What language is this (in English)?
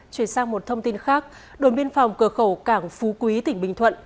Vietnamese